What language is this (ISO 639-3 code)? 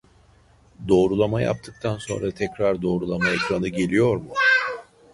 tur